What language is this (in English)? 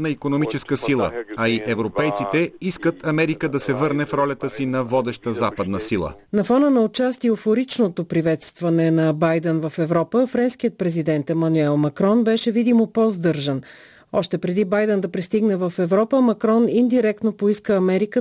Bulgarian